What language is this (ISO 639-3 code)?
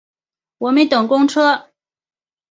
zho